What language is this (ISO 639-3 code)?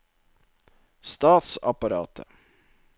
nor